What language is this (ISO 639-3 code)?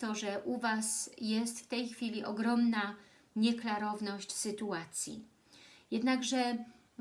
pol